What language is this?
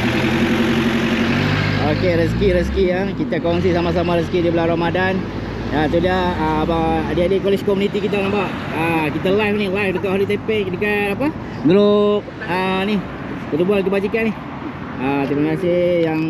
Malay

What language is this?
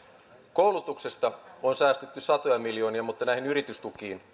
Finnish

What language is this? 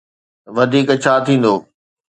Sindhi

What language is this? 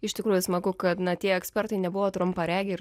Lithuanian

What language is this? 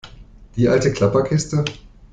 German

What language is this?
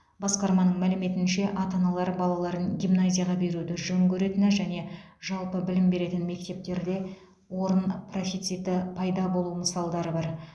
Kazakh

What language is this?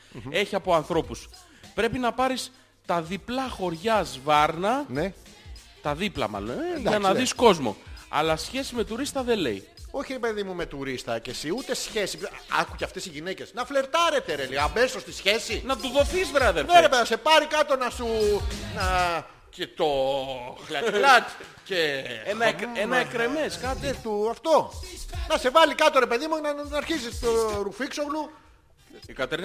Greek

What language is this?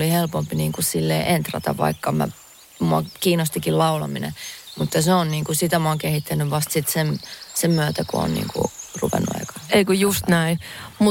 Finnish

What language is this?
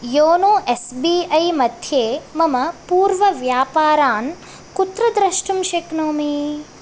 Sanskrit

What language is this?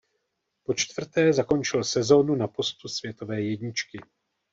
Czech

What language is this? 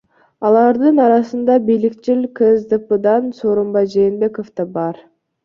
Kyrgyz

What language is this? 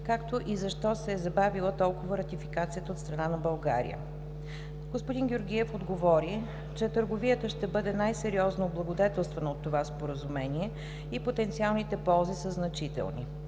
Bulgarian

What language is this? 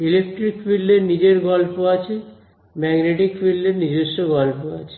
Bangla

